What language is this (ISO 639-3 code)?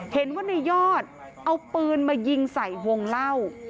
tha